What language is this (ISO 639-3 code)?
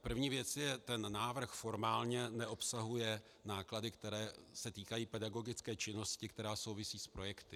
ces